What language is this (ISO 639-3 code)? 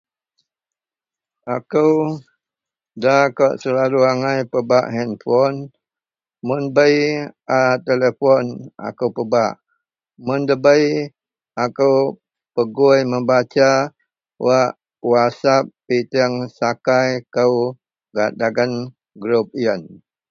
mel